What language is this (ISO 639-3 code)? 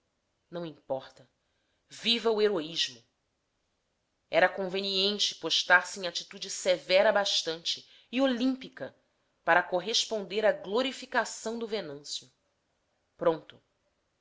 por